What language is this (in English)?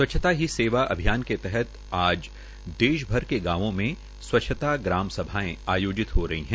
Hindi